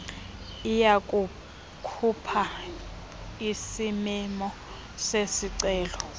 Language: Xhosa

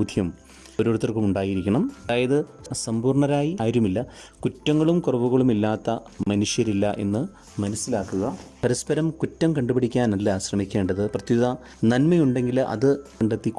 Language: Malayalam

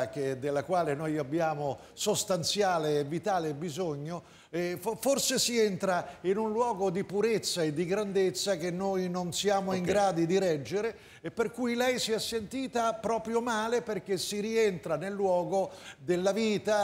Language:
Italian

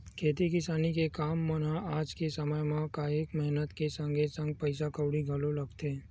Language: Chhattisgarhi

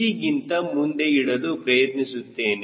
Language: Kannada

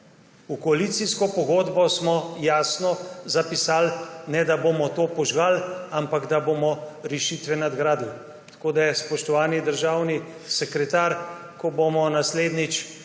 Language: Slovenian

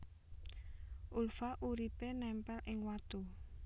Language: Javanese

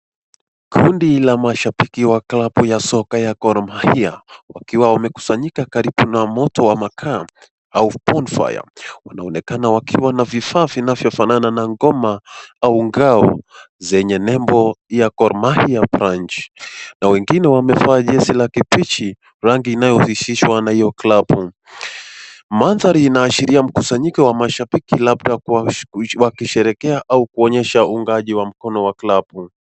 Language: Swahili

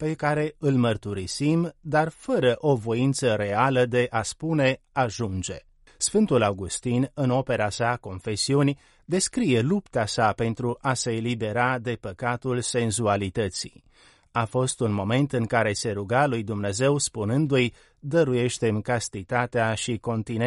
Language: Romanian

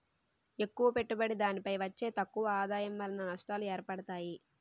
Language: Telugu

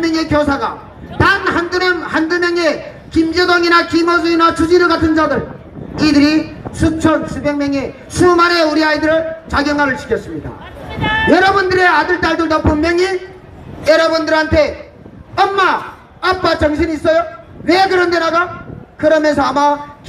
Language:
Korean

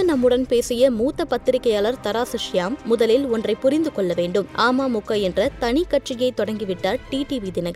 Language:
Tamil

